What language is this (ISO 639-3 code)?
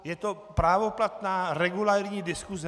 ces